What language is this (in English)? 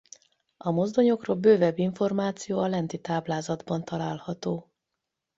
Hungarian